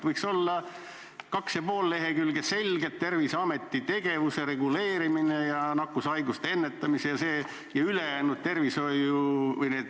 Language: Estonian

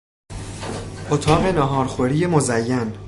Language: Persian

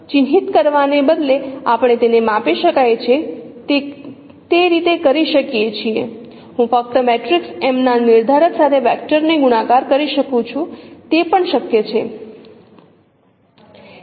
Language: Gujarati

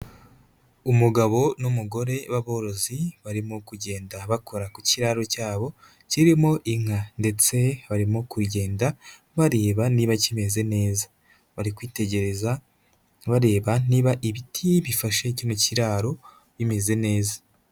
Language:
Kinyarwanda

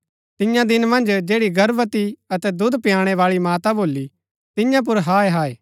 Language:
Gaddi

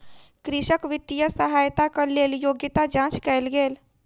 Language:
Maithili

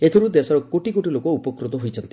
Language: Odia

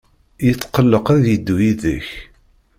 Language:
Kabyle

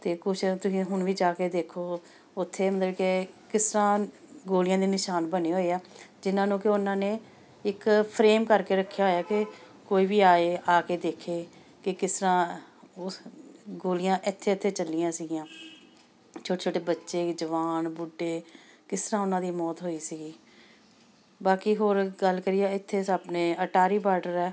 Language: Punjabi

